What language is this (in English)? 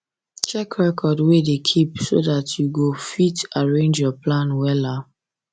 Nigerian Pidgin